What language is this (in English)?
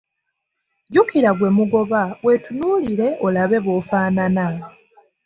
Ganda